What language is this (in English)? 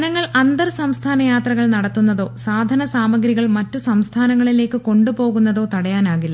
Malayalam